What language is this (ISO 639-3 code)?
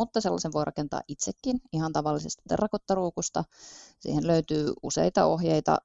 fin